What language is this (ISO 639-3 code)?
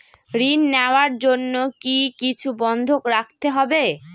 ben